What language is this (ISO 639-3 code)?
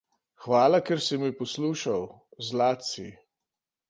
slv